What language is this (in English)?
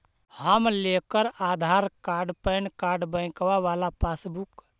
Magahi